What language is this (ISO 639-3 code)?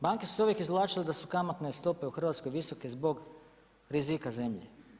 hrv